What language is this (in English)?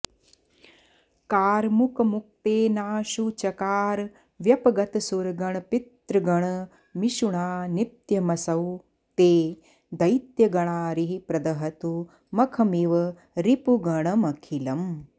Sanskrit